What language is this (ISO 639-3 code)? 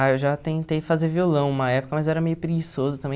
por